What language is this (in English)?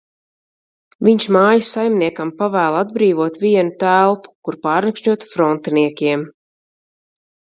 Latvian